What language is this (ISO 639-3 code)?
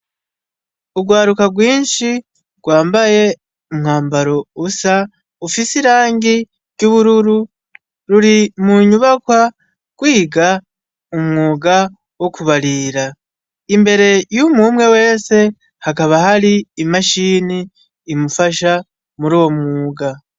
run